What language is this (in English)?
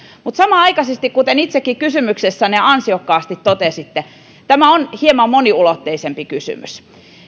Finnish